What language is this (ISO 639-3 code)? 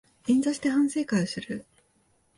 jpn